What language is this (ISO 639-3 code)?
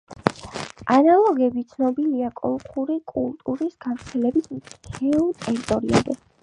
kat